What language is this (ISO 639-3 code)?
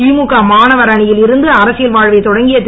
tam